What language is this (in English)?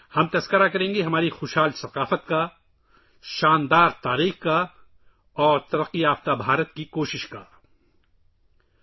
Urdu